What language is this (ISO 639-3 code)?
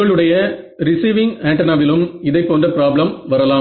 tam